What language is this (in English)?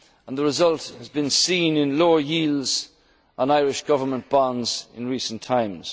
English